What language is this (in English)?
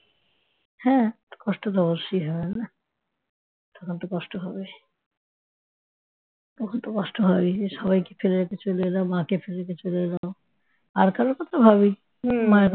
Bangla